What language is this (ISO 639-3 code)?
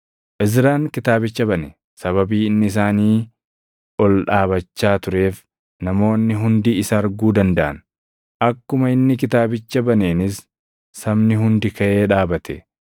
orm